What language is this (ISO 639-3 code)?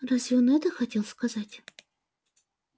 rus